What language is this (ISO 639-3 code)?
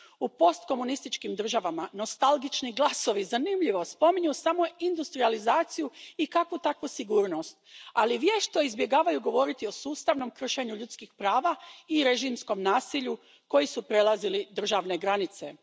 hrv